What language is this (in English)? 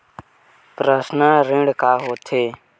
Chhattisgarhi